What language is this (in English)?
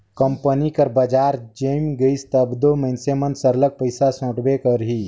Chhattisgarhi